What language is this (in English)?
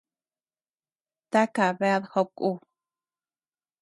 Tepeuxila Cuicatec